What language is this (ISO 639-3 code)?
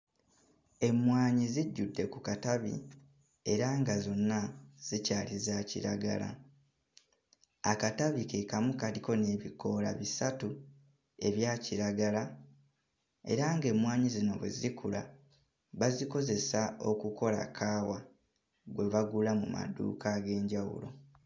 lug